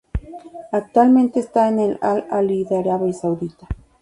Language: Spanish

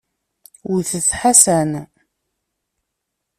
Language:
Kabyle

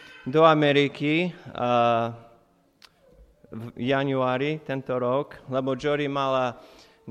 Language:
Slovak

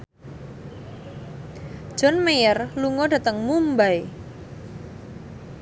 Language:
Javanese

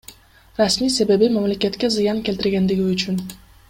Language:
Kyrgyz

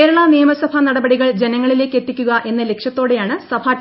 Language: Malayalam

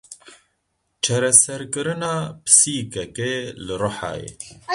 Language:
Kurdish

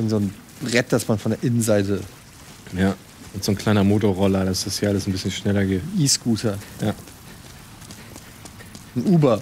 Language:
German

